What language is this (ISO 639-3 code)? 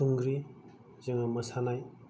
brx